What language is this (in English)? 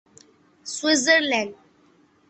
Urdu